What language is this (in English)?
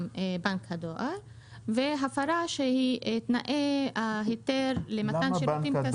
Hebrew